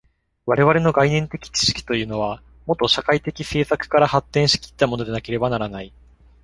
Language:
Japanese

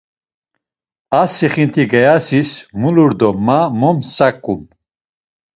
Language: Laz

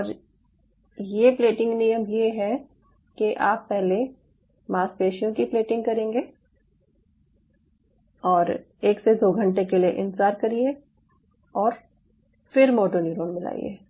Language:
Hindi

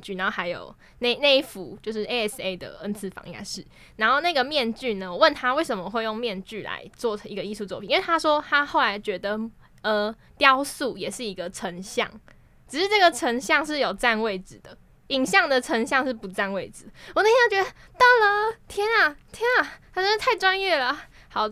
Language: Chinese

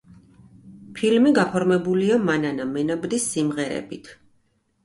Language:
Georgian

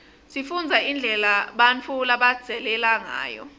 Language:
Swati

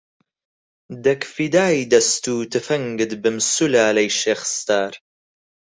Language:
Central Kurdish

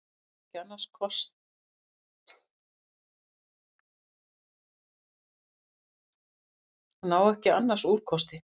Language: Icelandic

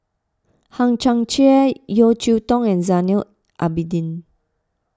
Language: English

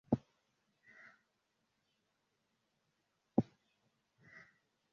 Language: Esperanto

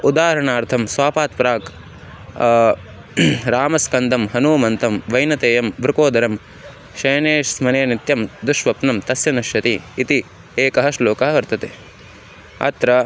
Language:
Sanskrit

